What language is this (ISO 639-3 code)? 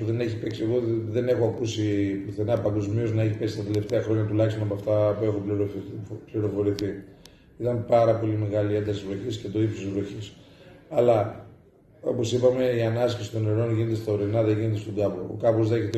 ell